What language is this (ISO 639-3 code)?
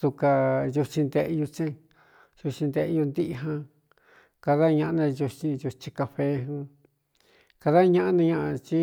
xtu